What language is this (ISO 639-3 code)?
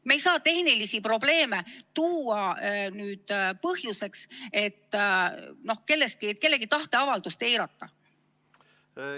est